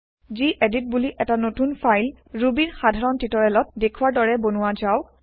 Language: Assamese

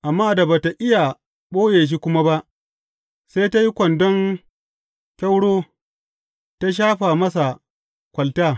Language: Hausa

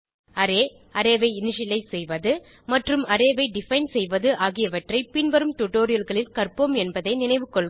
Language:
Tamil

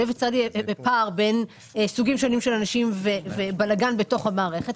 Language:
Hebrew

